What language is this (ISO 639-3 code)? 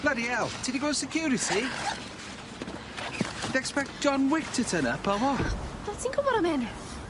cym